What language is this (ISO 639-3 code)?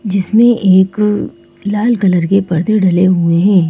hin